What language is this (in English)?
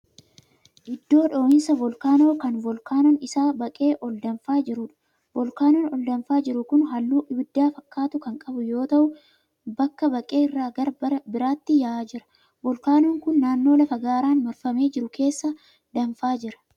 Oromo